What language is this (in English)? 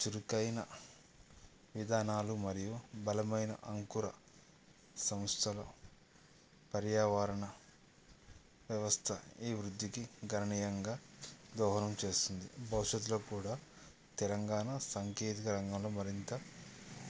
Telugu